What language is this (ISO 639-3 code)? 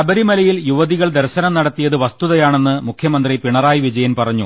mal